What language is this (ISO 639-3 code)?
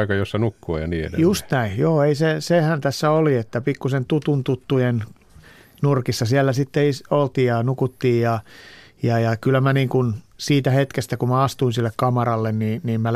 fin